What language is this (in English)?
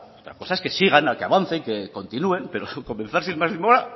Spanish